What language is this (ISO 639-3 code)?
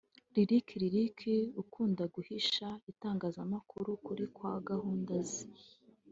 kin